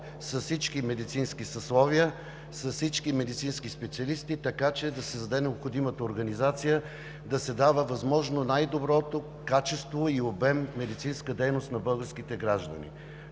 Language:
Bulgarian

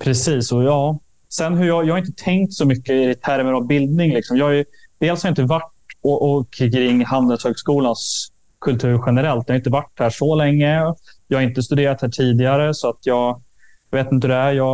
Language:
Swedish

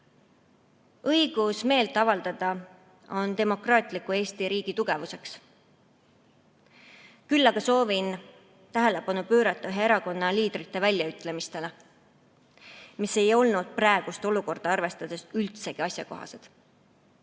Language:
Estonian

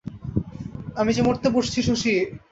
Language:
Bangla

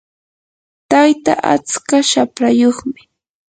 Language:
Yanahuanca Pasco Quechua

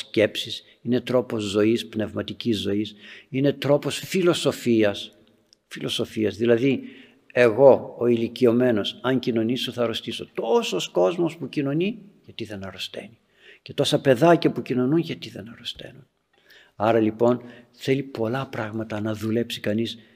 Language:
Greek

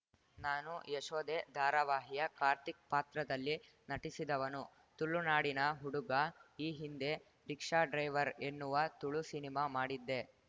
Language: Kannada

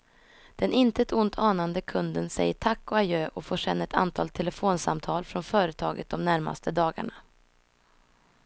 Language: Swedish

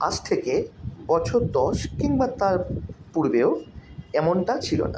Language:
Bangla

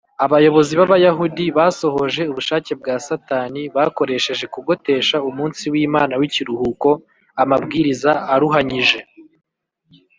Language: Kinyarwanda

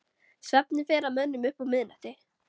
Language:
Icelandic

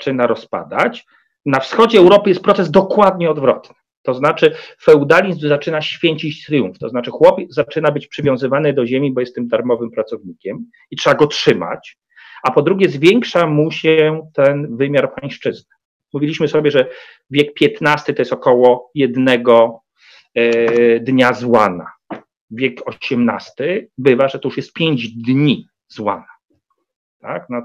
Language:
Polish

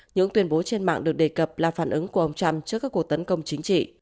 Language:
Vietnamese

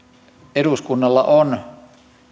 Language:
Finnish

